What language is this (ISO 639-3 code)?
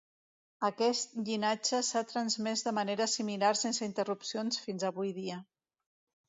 cat